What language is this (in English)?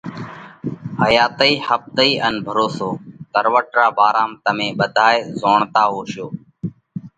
Parkari Koli